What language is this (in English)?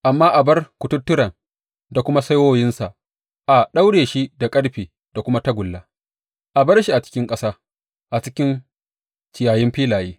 Hausa